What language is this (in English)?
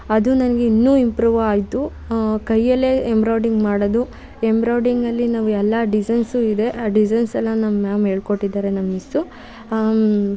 Kannada